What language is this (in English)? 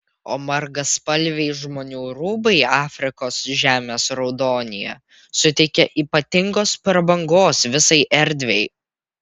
Lithuanian